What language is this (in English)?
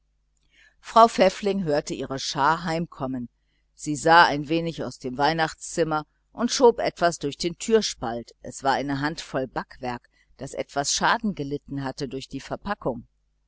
German